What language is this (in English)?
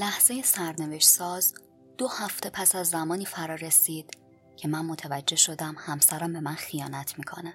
Persian